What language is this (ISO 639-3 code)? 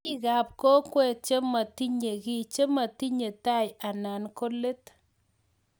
kln